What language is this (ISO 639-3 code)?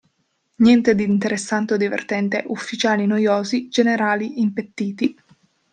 ita